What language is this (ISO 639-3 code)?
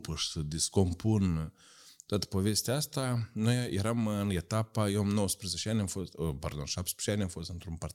ron